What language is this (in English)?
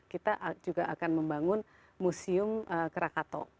Indonesian